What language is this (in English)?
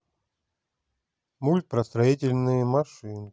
Russian